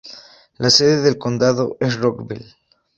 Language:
Spanish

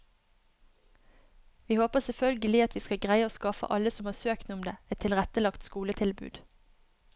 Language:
Norwegian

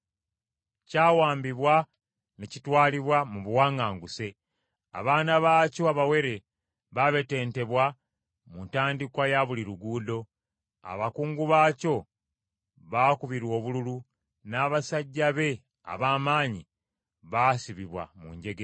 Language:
Ganda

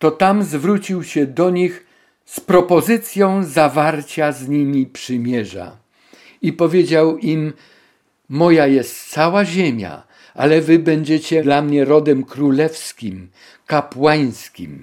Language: Polish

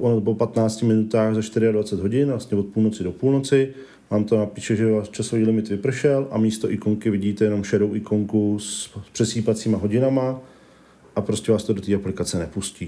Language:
Czech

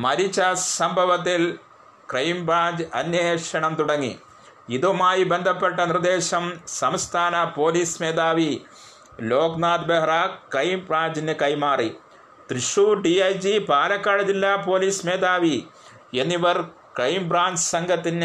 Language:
Malayalam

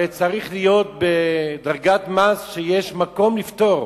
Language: Hebrew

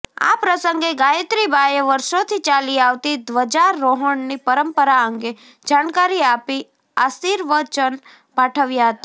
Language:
Gujarati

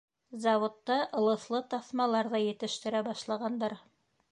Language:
Bashkir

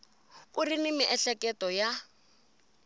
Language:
Tsonga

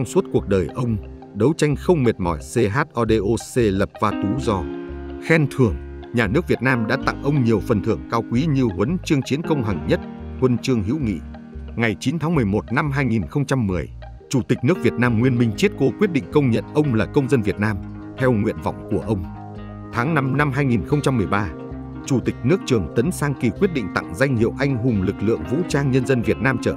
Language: Vietnamese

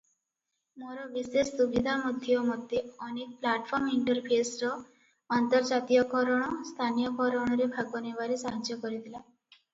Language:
Odia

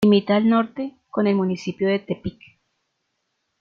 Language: Spanish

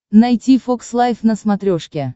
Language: Russian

